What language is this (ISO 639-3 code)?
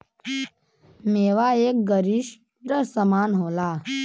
bho